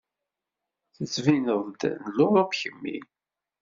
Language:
Kabyle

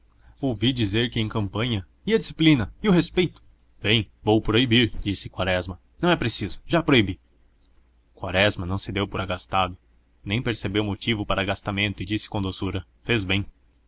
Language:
Portuguese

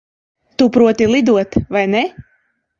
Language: Latvian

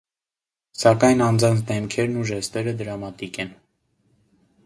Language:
Armenian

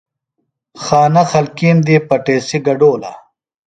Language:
Phalura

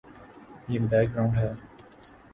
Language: Urdu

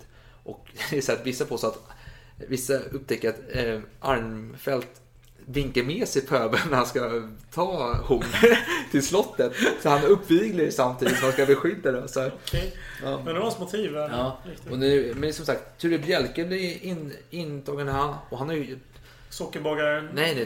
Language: Swedish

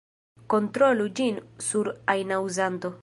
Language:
Esperanto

